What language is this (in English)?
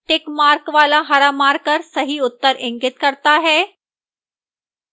Hindi